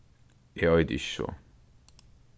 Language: Faroese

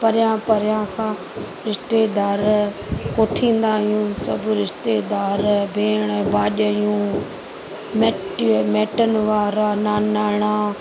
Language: Sindhi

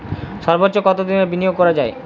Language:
Bangla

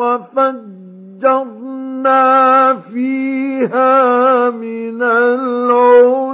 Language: Arabic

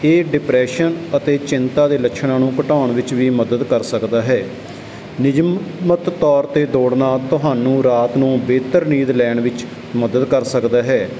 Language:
Punjabi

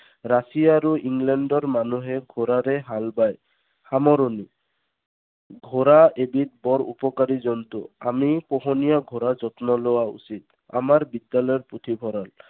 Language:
Assamese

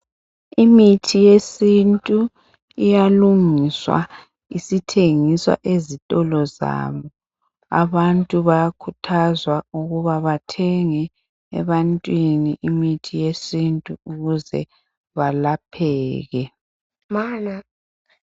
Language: North Ndebele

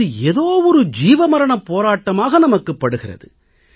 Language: Tamil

